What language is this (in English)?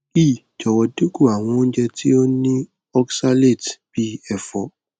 Yoruba